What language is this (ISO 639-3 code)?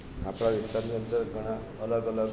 guj